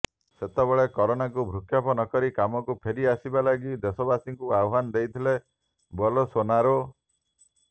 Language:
Odia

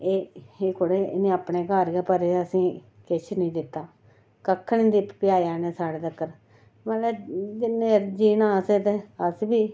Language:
Dogri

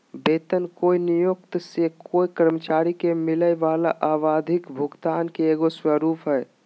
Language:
Magahi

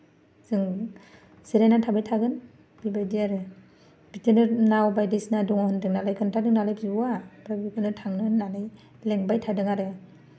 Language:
Bodo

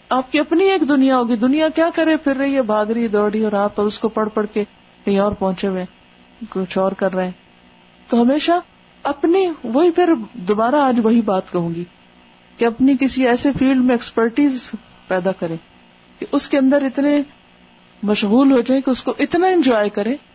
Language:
Urdu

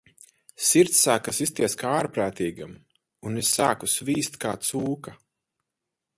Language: Latvian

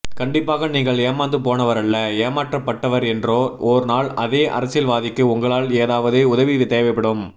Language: Tamil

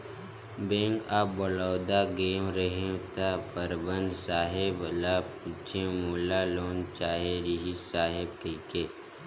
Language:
Chhattisgarhi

